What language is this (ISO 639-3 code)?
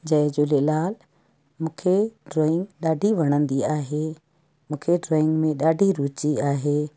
snd